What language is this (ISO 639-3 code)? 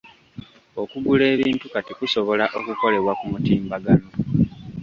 lug